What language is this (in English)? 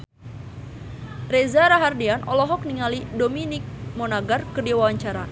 Sundanese